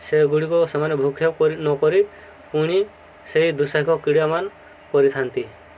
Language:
Odia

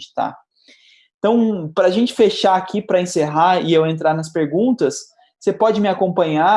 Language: Portuguese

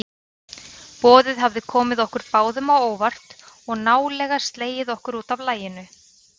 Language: Icelandic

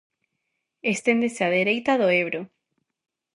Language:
Galician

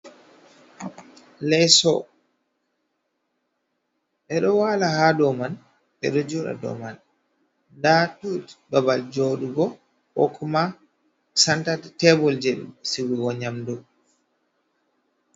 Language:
Fula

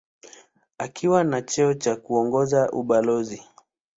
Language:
Swahili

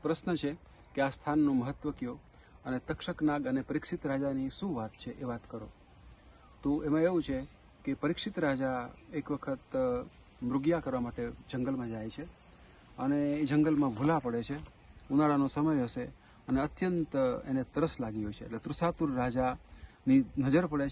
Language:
Polish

